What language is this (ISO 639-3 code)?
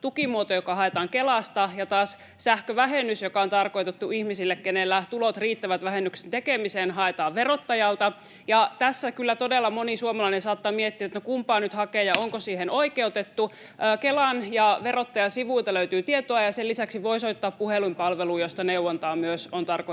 fin